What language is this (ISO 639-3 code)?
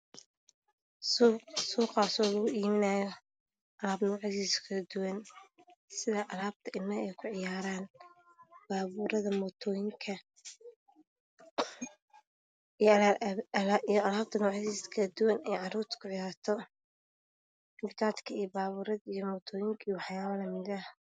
som